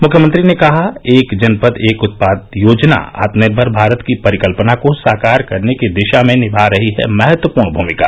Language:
Hindi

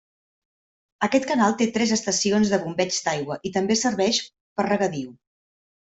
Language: Catalan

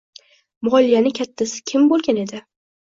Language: Uzbek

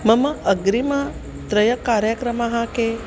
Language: Sanskrit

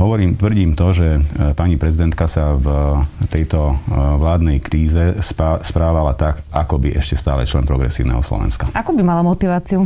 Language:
Slovak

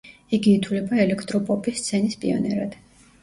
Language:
Georgian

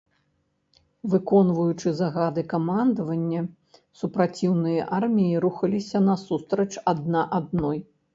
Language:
Belarusian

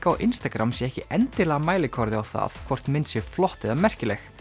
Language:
Icelandic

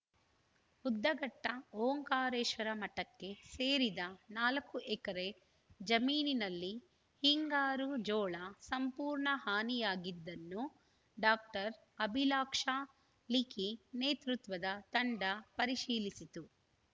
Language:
Kannada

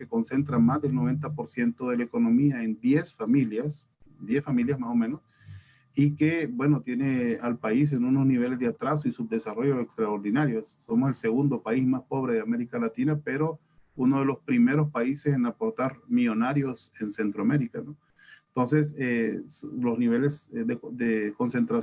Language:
Spanish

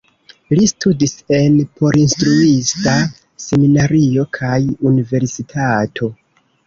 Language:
Esperanto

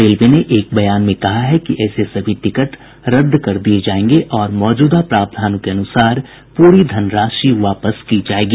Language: Hindi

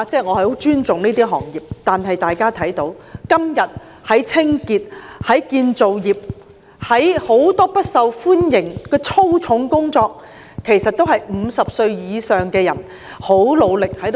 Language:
Cantonese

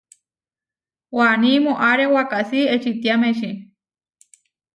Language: Huarijio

